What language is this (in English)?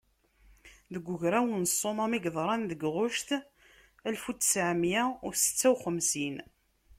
Kabyle